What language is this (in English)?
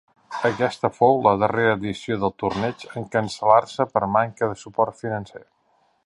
Catalan